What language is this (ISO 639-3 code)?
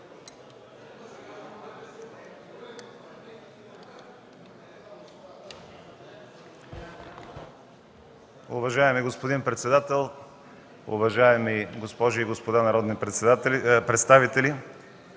bul